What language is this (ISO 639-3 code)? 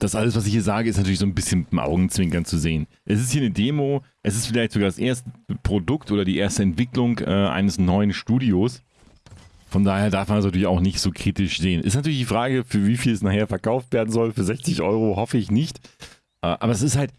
deu